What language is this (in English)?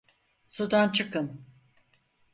Turkish